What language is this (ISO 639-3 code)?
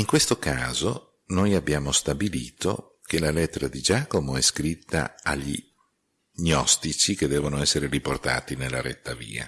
ita